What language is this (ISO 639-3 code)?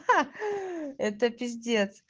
rus